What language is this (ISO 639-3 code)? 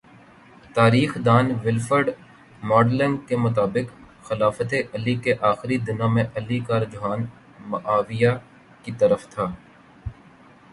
urd